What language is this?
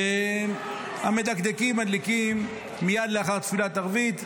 Hebrew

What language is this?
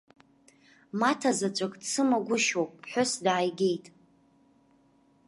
Abkhazian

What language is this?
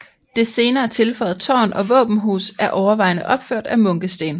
Danish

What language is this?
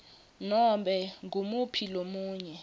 Swati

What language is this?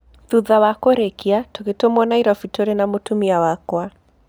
Kikuyu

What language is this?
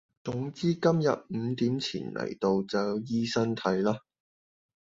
Cantonese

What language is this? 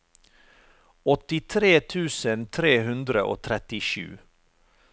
Norwegian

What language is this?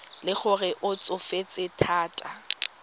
Tswana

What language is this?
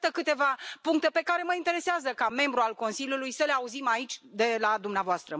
Romanian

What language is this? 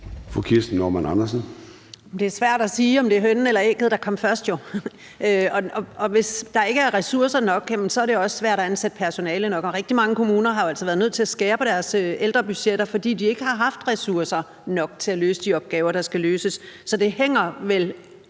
Danish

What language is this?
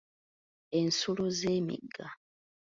Ganda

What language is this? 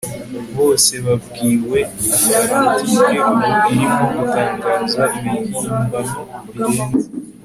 Kinyarwanda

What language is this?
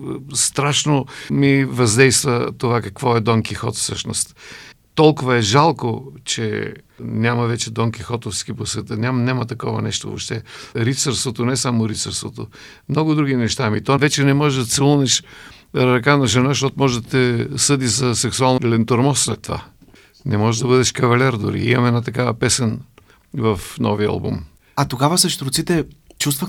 Bulgarian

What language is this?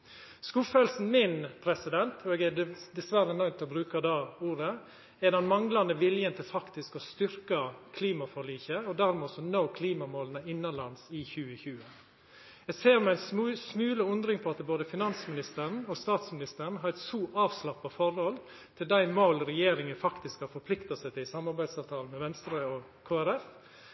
Norwegian Nynorsk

